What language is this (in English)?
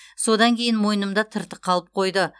Kazakh